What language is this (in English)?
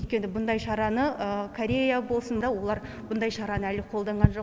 Kazakh